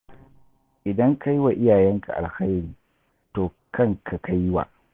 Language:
Hausa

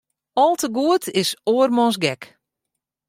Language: Western Frisian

